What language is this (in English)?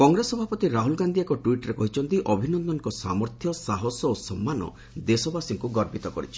Odia